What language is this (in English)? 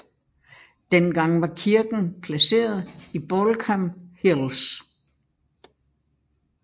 Danish